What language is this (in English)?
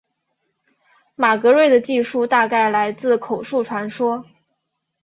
Chinese